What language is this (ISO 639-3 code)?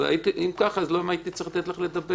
heb